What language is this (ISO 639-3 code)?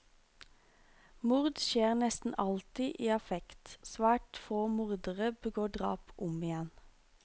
nor